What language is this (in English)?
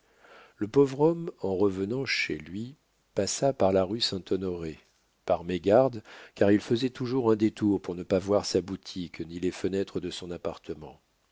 French